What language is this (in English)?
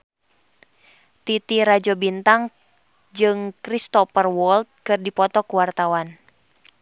Sundanese